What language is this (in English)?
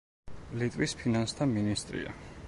Georgian